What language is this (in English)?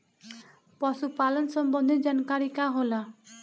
Bhojpuri